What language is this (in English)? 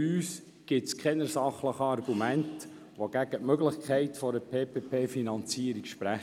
Swiss German